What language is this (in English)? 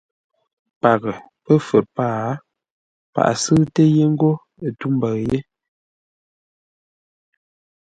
Ngombale